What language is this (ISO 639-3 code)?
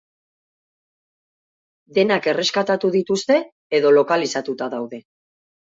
eus